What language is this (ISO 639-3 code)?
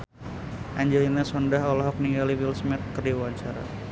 sun